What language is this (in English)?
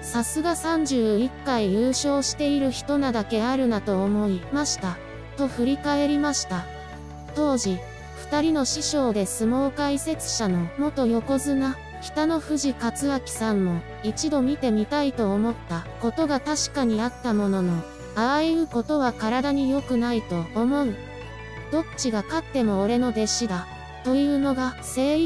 Japanese